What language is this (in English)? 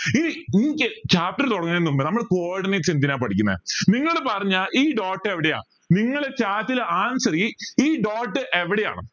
Malayalam